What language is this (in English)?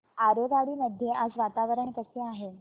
Marathi